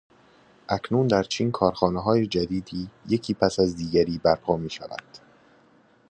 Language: Persian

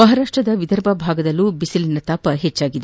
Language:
Kannada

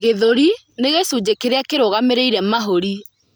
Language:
Kikuyu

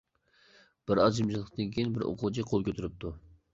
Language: Uyghur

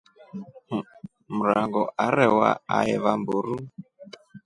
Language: Rombo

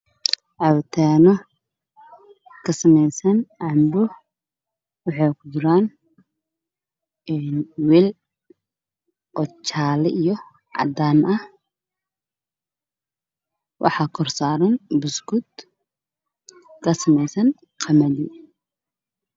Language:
Somali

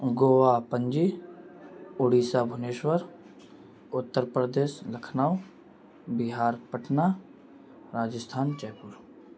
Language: Urdu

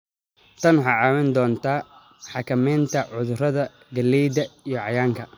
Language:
Somali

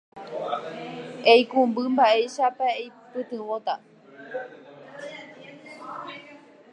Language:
Guarani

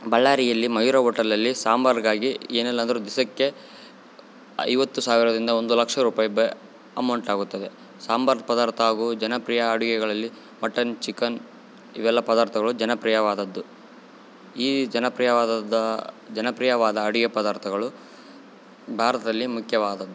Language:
Kannada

